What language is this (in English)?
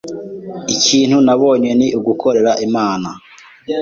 Kinyarwanda